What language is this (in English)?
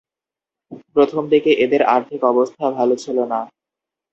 Bangla